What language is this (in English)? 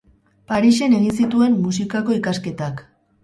Basque